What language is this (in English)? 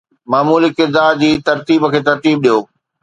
Sindhi